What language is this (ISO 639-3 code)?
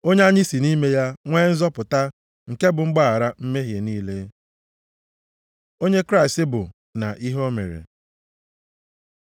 ibo